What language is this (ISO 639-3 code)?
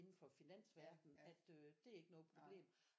dan